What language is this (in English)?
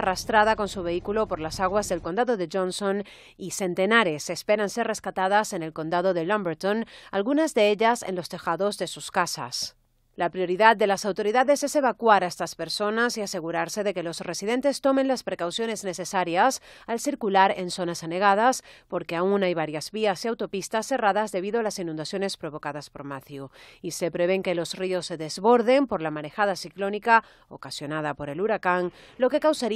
Spanish